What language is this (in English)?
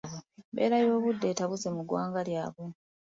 Ganda